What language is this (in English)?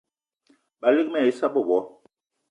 Eton (Cameroon)